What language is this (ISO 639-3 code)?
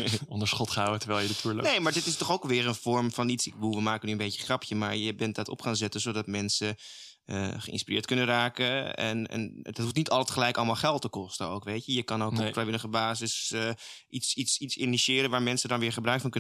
nld